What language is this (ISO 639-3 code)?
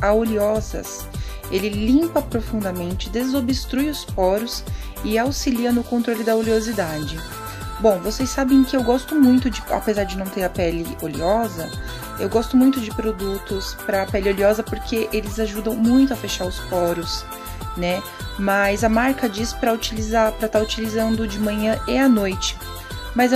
por